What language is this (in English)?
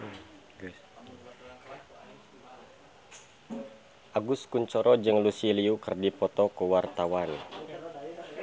Sundanese